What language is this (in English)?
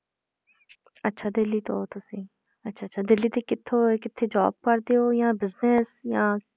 Punjabi